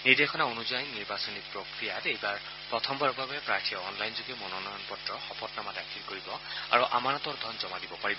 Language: Assamese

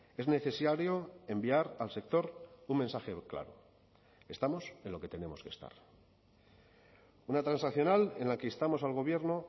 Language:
Spanish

